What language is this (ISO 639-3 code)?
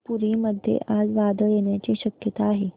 mar